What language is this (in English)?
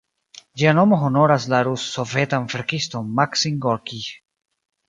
Esperanto